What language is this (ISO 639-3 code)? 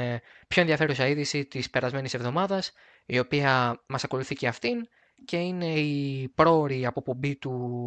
ell